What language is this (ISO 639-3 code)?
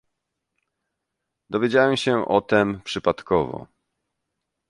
pol